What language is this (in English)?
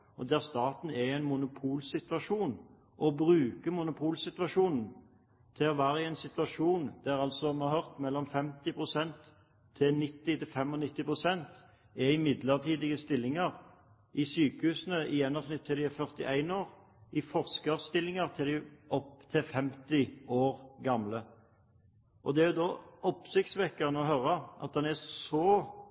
Norwegian Bokmål